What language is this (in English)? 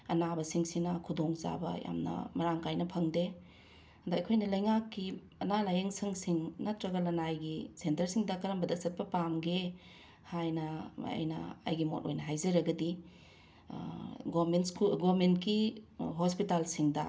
Manipuri